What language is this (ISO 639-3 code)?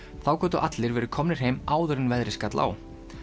isl